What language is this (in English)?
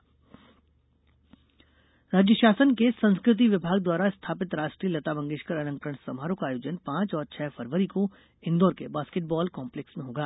Hindi